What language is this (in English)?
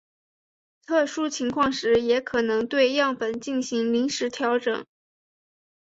Chinese